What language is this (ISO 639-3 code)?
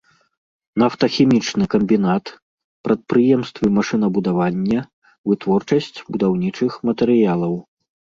bel